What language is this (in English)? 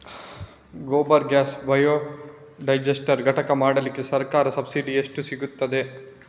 Kannada